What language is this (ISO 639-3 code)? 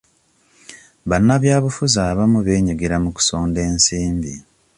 lug